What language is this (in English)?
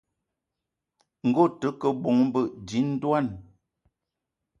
Eton (Cameroon)